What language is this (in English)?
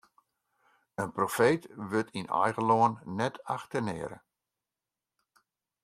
Western Frisian